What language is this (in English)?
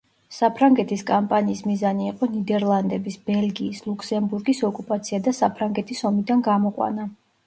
Georgian